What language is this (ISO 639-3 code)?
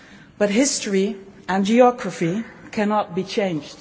eng